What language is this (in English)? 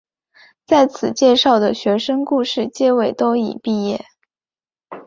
Chinese